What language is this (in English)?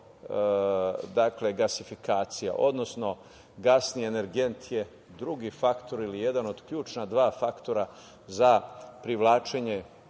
Serbian